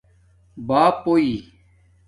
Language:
Domaaki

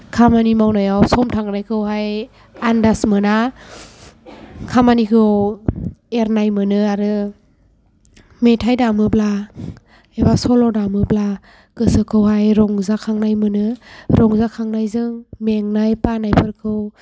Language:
Bodo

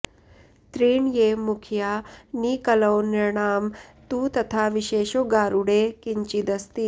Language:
Sanskrit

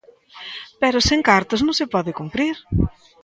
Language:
Galician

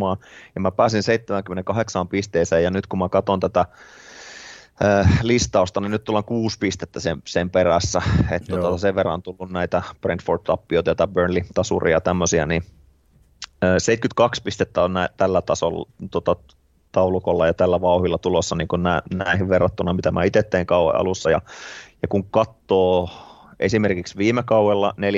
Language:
Finnish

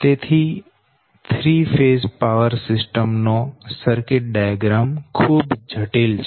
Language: Gujarati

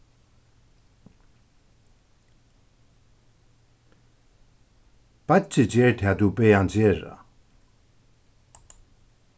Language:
Faroese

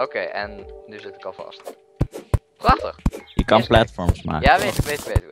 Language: Dutch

